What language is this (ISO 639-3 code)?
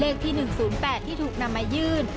tha